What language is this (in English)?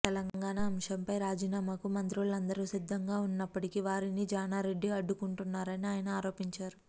Telugu